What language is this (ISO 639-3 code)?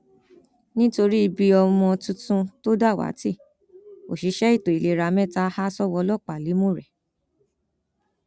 yor